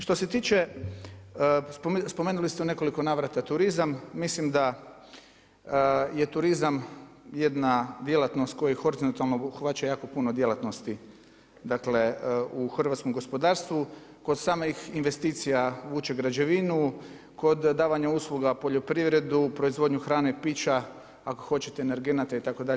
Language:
Croatian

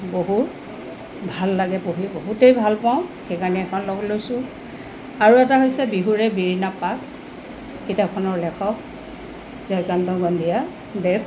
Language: Assamese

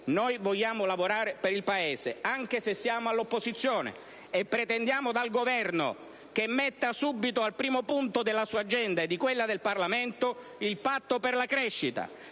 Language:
Italian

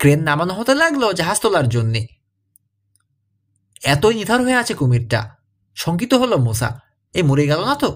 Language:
Hindi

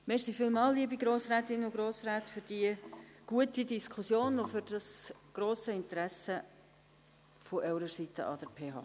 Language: Swiss German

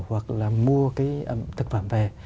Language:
Vietnamese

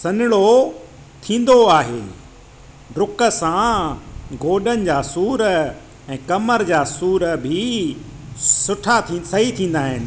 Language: Sindhi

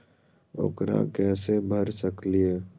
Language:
Magahi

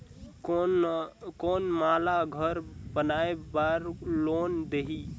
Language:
Chhattisgarhi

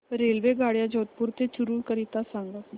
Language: Marathi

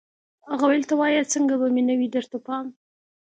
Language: Pashto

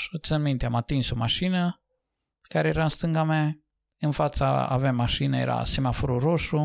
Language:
Romanian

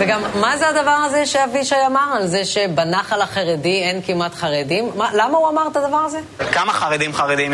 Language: Hebrew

